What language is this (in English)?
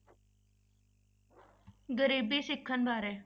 Punjabi